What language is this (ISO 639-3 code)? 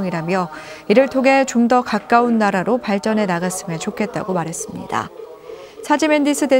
kor